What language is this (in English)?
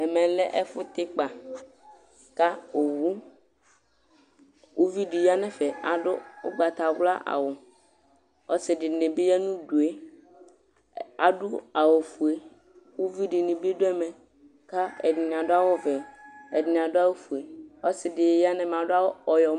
Ikposo